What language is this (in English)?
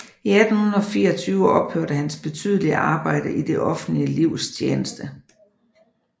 Danish